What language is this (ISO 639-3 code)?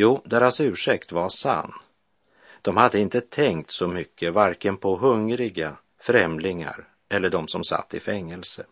swe